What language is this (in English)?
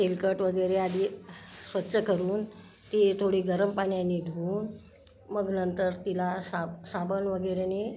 Marathi